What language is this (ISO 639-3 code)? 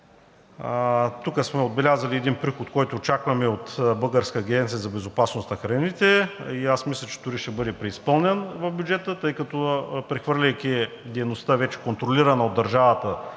bul